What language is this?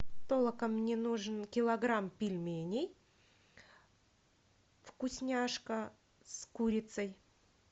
Russian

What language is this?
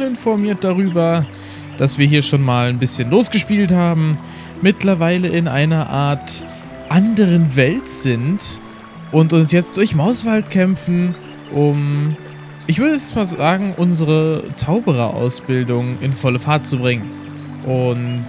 German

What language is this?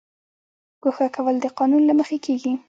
Pashto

